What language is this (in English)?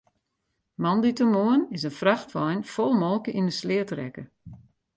Western Frisian